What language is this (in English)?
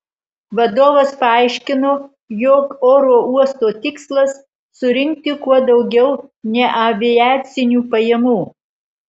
Lithuanian